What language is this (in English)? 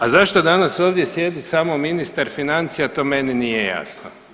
Croatian